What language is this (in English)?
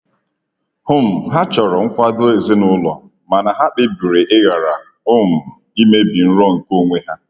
Igbo